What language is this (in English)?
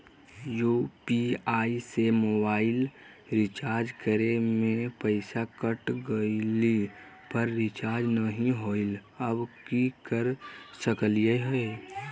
Magahi